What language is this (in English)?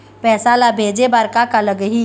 Chhattisgarhi